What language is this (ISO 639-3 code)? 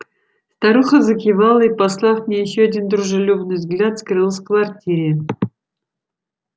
rus